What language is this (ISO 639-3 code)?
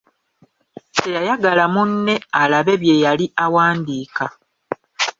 lug